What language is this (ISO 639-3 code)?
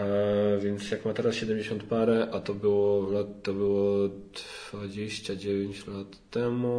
pol